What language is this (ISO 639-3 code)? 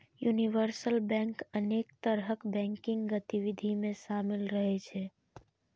mai